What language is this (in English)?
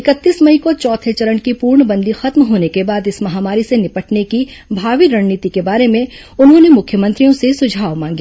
Hindi